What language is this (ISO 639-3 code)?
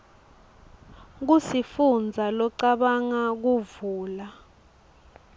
ssw